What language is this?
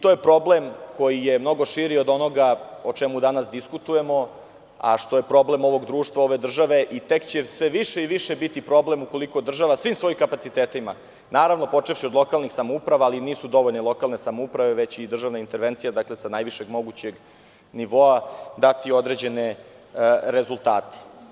Serbian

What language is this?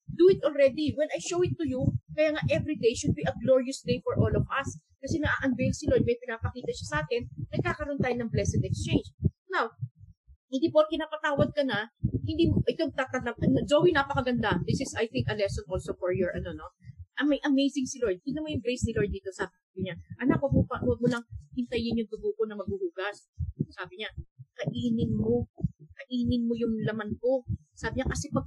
Filipino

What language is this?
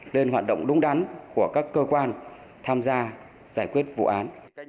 Vietnamese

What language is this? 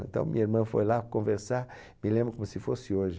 Portuguese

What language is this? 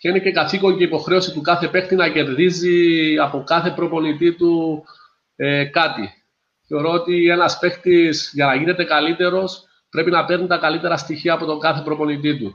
Greek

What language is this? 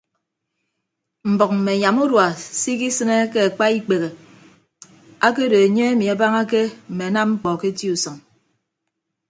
Ibibio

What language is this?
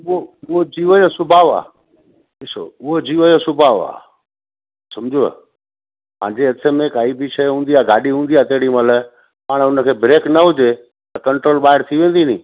Sindhi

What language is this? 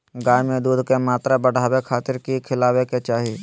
Magahi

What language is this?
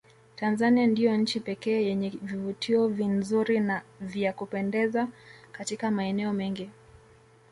Swahili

